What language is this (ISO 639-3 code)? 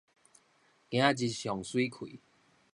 nan